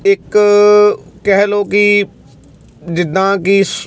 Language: Punjabi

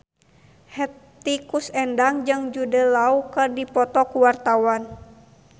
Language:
Sundanese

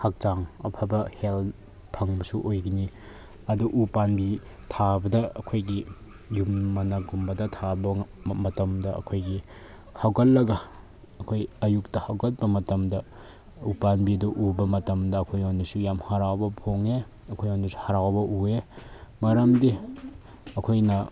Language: Manipuri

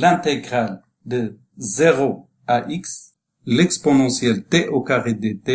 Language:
French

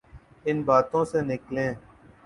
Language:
Urdu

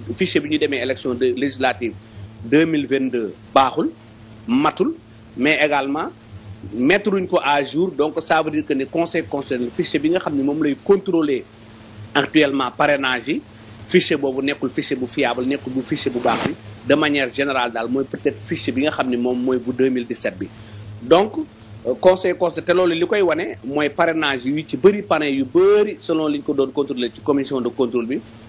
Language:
French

